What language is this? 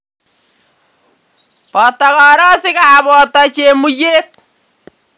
Kalenjin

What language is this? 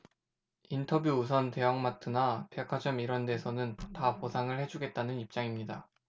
Korean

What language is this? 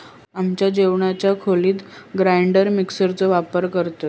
Marathi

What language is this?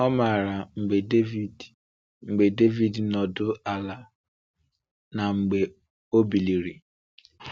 Igbo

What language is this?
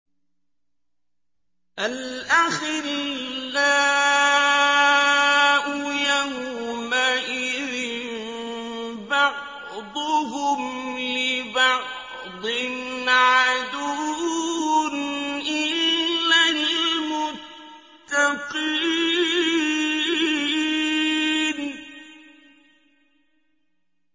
Arabic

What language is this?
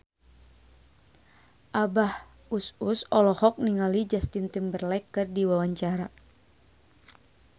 Sundanese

